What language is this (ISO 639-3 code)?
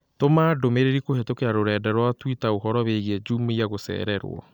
kik